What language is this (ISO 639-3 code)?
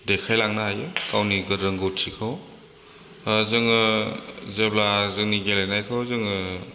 brx